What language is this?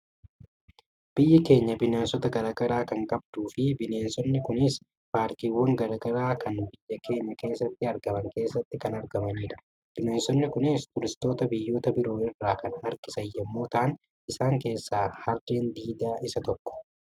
Oromo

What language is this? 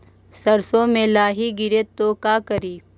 Magahi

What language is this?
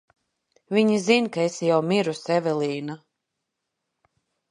Latvian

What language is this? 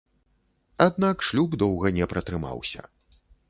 Belarusian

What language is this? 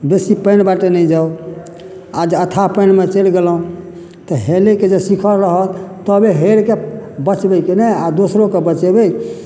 Maithili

